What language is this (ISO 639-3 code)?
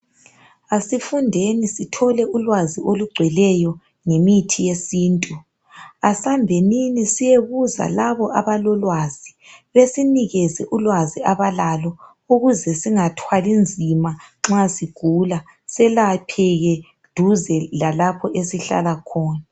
nde